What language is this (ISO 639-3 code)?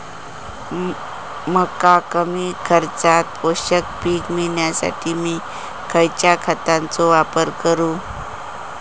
mar